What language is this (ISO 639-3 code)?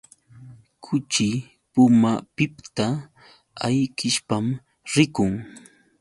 qux